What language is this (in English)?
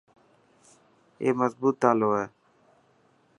Dhatki